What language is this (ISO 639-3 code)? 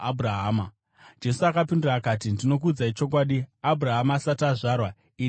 sna